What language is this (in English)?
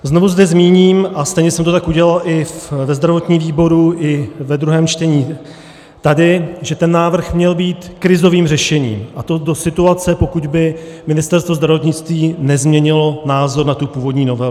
Czech